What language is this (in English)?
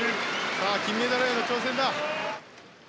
Japanese